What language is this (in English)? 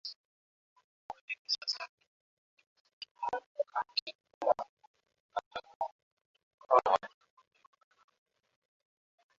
Swahili